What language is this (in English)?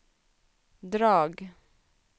Swedish